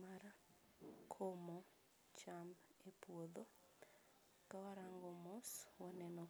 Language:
Luo (Kenya and Tanzania)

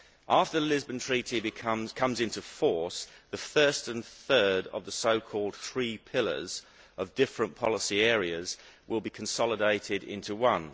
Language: English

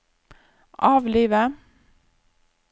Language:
Norwegian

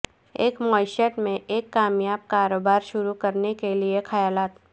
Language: Urdu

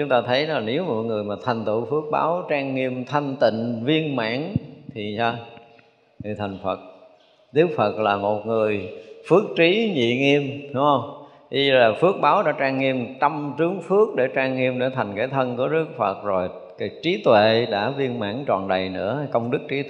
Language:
Vietnamese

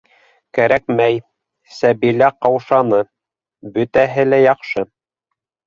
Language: Bashkir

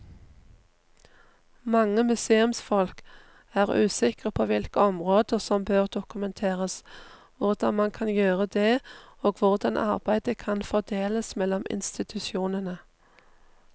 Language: Norwegian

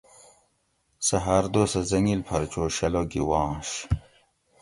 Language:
Gawri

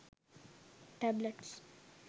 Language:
Sinhala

